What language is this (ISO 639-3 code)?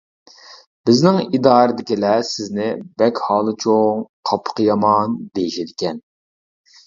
uig